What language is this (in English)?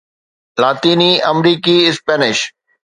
Sindhi